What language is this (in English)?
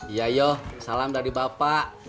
Indonesian